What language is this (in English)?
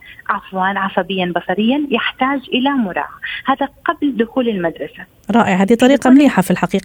Arabic